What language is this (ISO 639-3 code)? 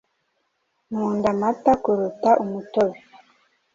kin